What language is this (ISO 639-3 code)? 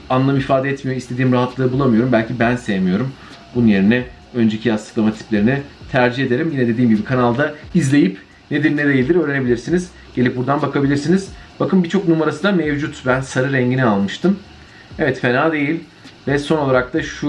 tur